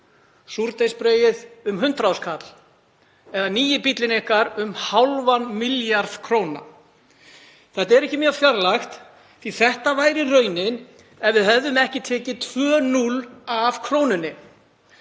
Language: Icelandic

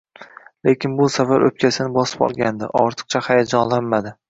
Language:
Uzbek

